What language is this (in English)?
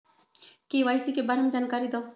Magahi